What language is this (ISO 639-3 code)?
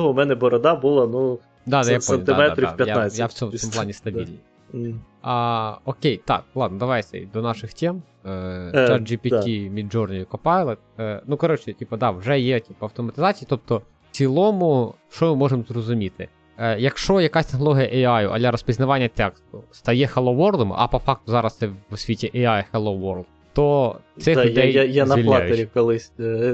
ukr